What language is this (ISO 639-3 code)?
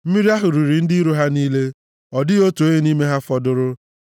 ibo